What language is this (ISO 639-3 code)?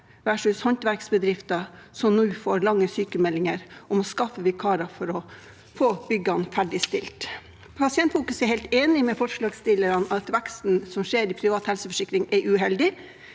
nor